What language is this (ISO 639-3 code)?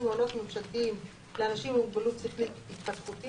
heb